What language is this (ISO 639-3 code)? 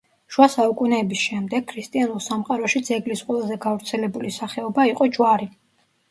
kat